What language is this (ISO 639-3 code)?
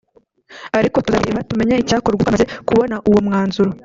kin